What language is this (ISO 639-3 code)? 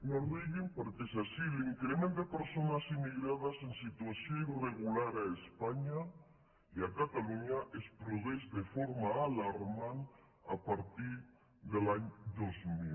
cat